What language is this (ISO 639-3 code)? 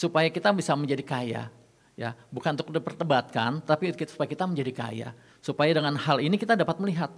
ind